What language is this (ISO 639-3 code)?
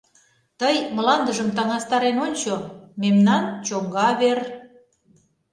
chm